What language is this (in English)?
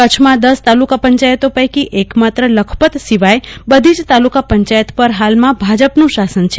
Gujarati